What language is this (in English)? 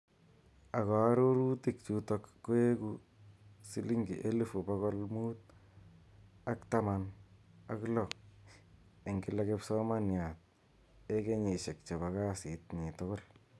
Kalenjin